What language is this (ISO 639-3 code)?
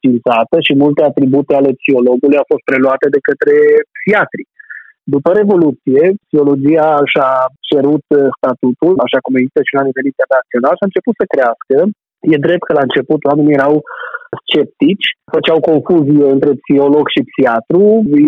ron